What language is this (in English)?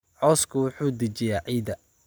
Somali